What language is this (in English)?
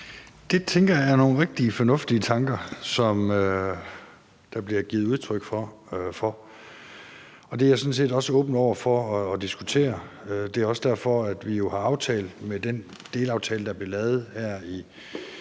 Danish